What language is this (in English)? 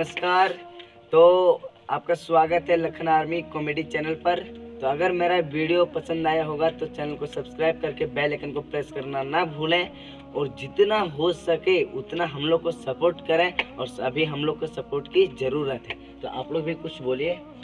Hindi